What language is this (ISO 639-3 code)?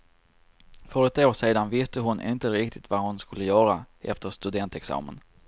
swe